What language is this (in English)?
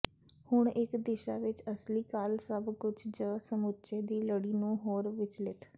Punjabi